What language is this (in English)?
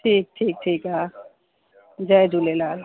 Sindhi